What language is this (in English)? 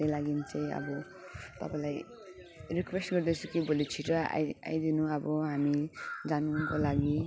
Nepali